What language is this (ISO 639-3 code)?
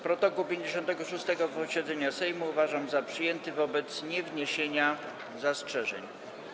pol